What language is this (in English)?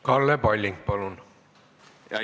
Estonian